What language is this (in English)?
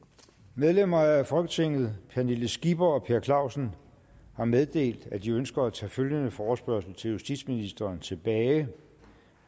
Danish